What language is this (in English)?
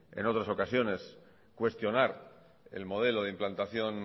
Spanish